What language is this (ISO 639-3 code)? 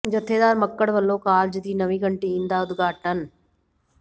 pan